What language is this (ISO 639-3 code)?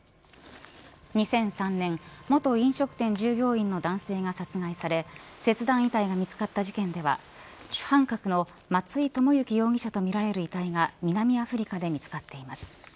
jpn